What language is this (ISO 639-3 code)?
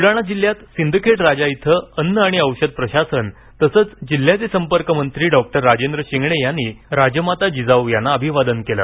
mar